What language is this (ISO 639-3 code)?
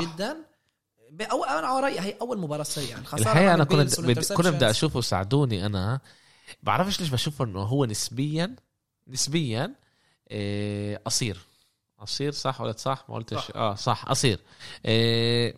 ara